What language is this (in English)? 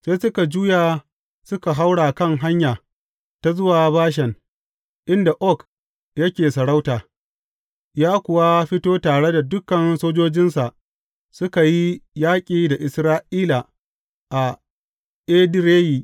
Hausa